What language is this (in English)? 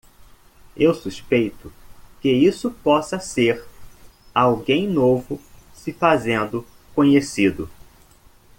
Portuguese